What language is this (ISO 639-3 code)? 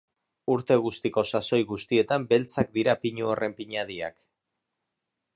eus